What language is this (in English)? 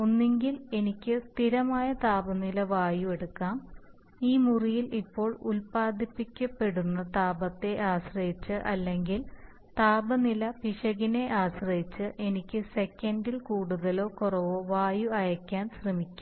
Malayalam